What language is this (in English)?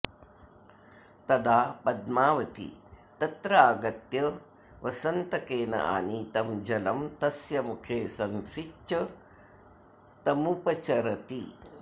Sanskrit